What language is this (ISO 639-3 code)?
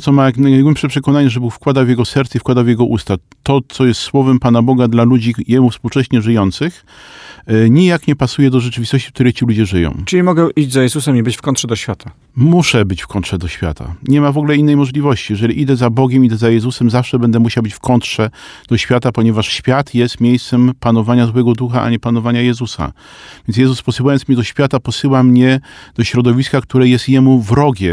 pol